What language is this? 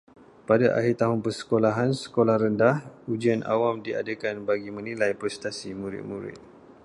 Malay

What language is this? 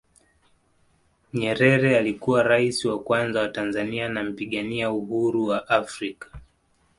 Swahili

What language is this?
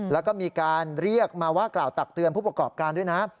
Thai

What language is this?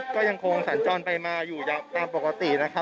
Thai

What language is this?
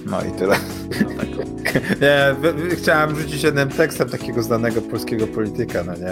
Polish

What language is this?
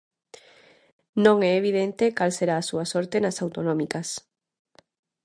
Galician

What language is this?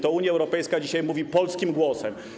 Polish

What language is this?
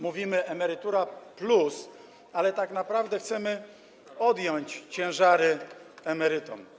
Polish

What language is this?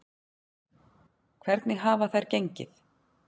Icelandic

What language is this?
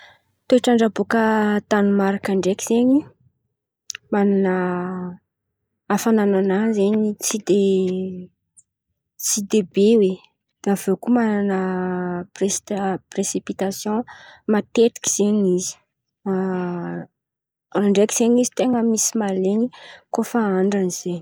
Antankarana Malagasy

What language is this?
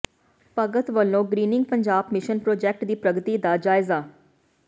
Punjabi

